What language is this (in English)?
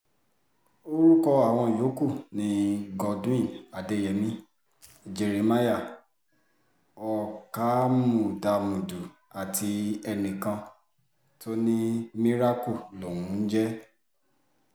Yoruba